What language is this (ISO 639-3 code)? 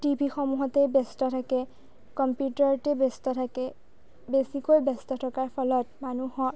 asm